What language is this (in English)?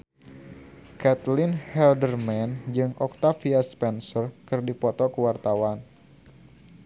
Sundanese